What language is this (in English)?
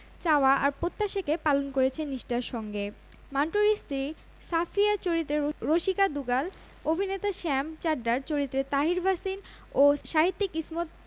Bangla